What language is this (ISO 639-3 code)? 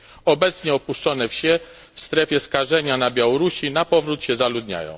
pol